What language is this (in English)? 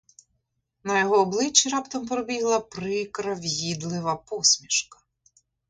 Ukrainian